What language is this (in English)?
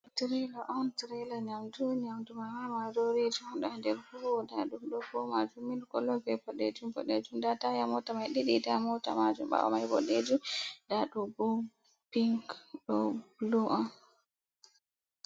Fula